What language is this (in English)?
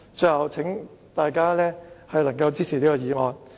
Cantonese